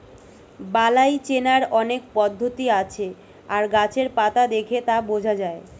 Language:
Bangla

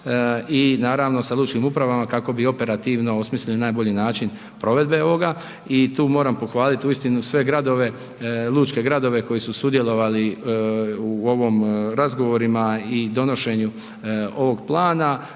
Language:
Croatian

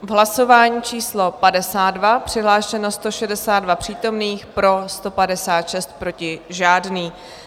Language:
Czech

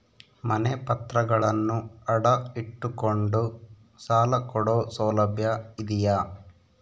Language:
Kannada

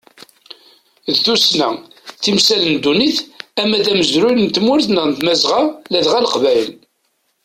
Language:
Kabyle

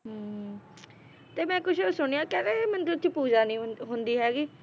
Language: Punjabi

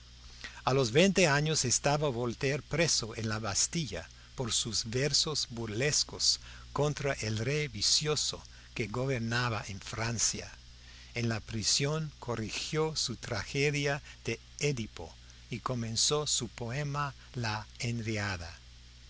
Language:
Spanish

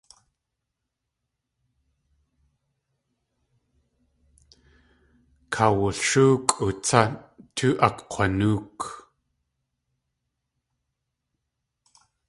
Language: Tlingit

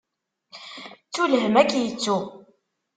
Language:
Kabyle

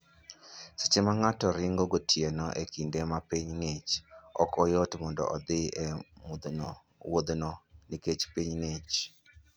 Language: Luo (Kenya and Tanzania)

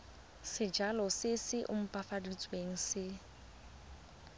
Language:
Tswana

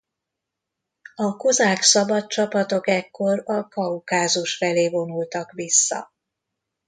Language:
Hungarian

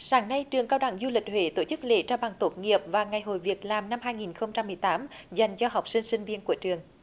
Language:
Vietnamese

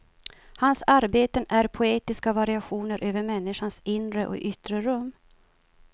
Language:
Swedish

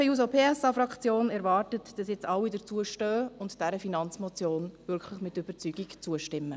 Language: Swiss German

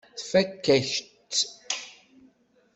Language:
Kabyle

